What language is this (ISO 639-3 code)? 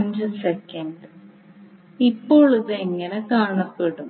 mal